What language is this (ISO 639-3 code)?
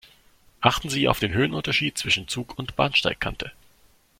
deu